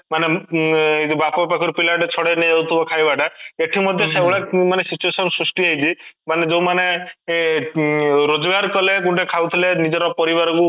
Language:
Odia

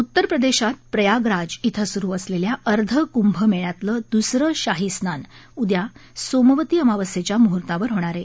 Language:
Marathi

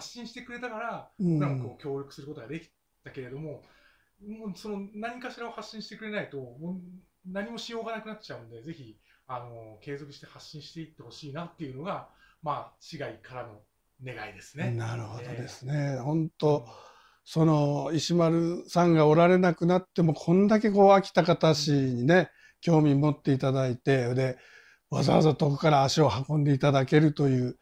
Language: Japanese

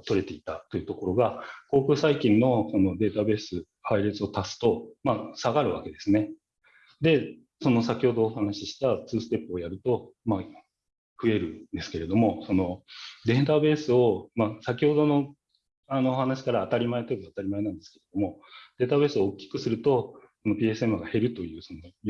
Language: Japanese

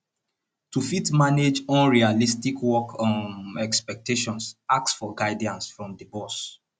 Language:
Nigerian Pidgin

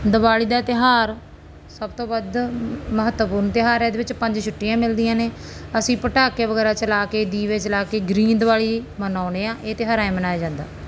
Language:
Punjabi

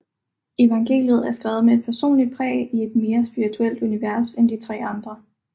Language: Danish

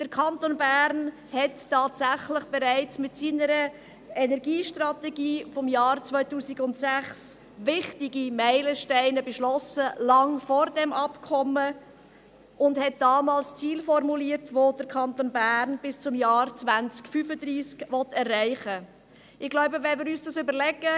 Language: Swiss German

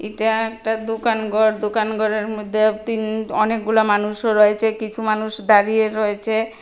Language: Bangla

